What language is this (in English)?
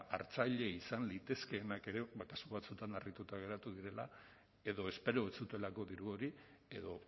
Basque